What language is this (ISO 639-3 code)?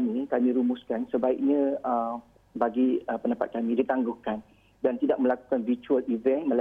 msa